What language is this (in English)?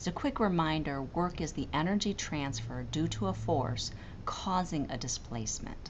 English